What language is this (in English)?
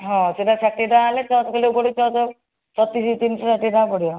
Odia